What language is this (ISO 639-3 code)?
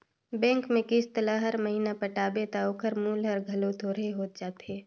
hne